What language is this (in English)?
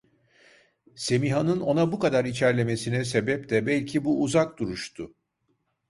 Turkish